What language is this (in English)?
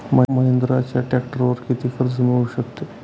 Marathi